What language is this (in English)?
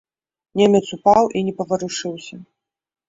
Belarusian